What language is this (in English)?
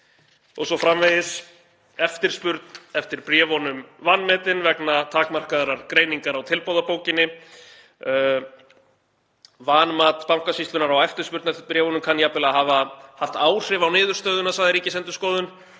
Icelandic